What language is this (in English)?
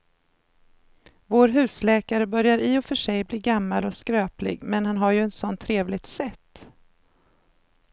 Swedish